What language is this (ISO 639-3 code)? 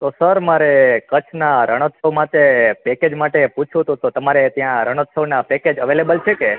guj